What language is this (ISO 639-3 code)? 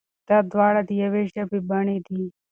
pus